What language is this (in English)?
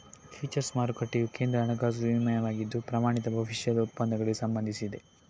Kannada